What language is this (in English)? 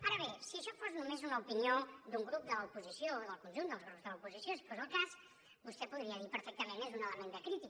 Catalan